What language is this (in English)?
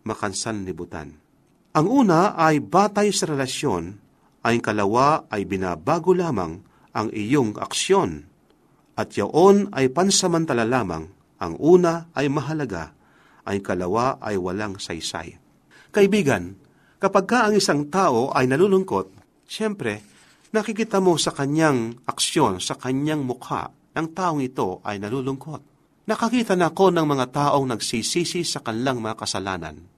Filipino